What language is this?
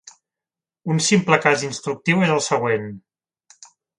Catalan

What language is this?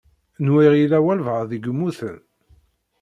Kabyle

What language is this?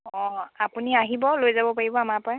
Assamese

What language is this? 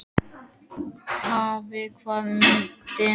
Icelandic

